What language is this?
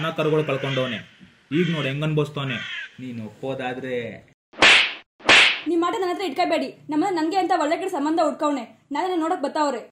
Arabic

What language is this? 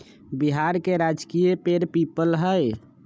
Magahi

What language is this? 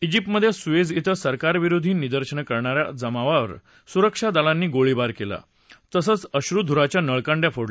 Marathi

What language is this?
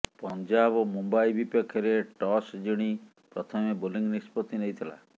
Odia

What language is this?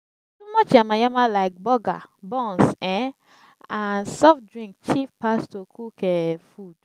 Nigerian Pidgin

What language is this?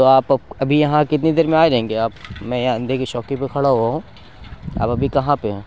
Urdu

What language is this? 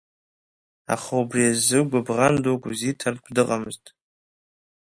Abkhazian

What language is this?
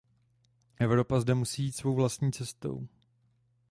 Czech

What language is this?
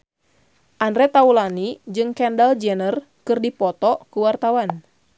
Sundanese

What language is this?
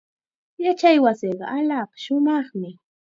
Chiquián Ancash Quechua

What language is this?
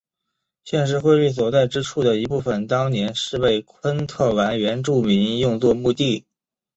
Chinese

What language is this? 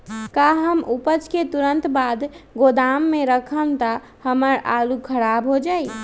Magahi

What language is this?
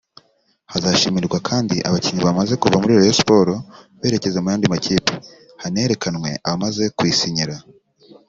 Kinyarwanda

